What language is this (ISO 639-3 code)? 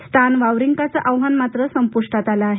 mar